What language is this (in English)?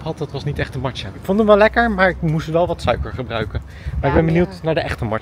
Dutch